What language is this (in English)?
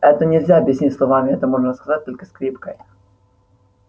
Russian